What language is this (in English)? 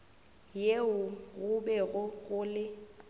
Northern Sotho